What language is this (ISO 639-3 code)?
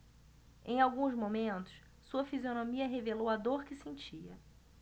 por